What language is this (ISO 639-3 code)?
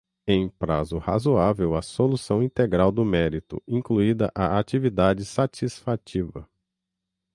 por